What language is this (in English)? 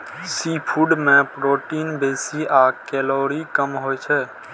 Maithili